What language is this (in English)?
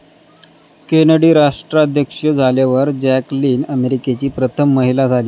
Marathi